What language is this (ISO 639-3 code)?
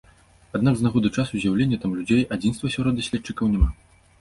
bel